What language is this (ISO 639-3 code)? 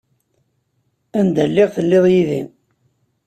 kab